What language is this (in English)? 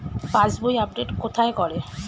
Bangla